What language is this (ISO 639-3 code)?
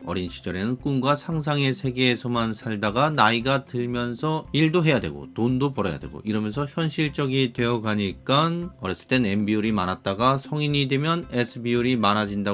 kor